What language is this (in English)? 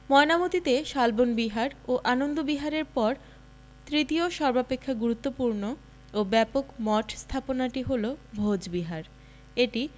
Bangla